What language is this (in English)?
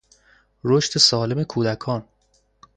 Persian